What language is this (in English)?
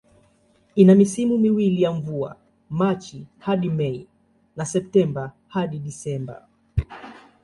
Swahili